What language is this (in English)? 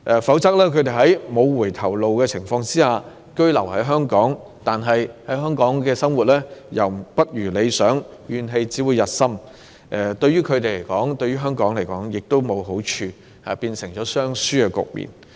Cantonese